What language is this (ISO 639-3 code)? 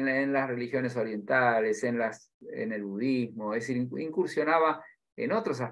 spa